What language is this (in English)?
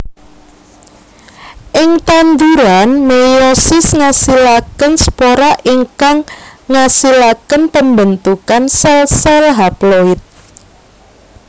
Javanese